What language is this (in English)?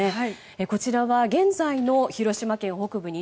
Japanese